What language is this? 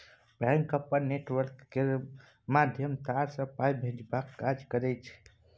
Maithili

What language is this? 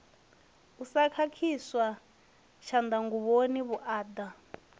Venda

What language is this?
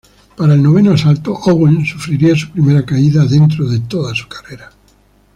Spanish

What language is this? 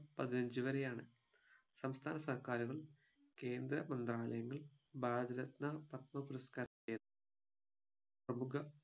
Malayalam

